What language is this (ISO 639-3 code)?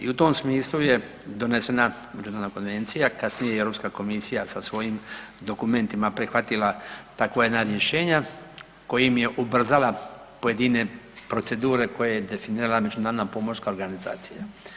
hrv